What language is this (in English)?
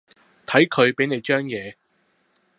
Cantonese